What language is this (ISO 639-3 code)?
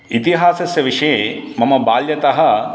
san